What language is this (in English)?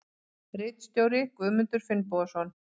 Icelandic